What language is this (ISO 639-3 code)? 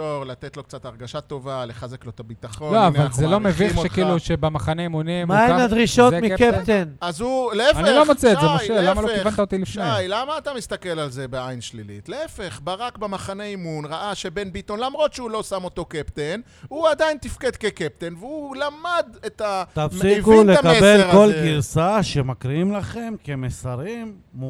heb